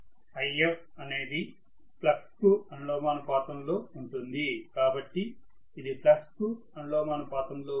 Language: Telugu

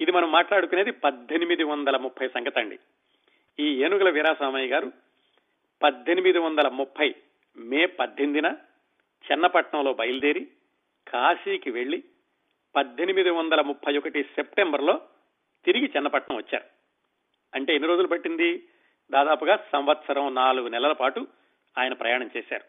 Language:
Telugu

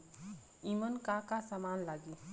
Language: Bhojpuri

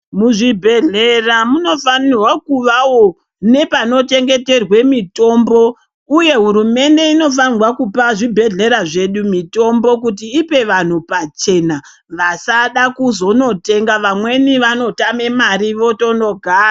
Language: Ndau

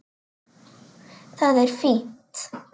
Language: Icelandic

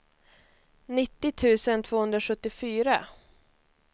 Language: Swedish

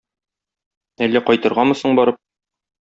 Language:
Tatar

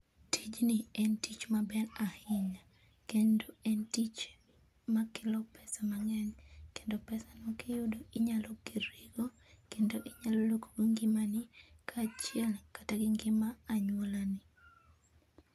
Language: Luo (Kenya and Tanzania)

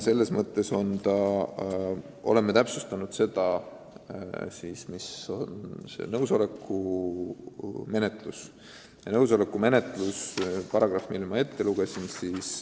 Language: Estonian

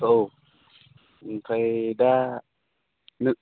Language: Bodo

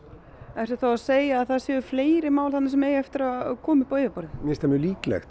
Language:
Icelandic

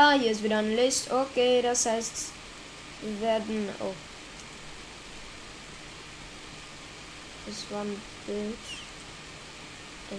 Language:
German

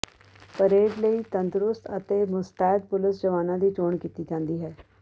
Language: Punjabi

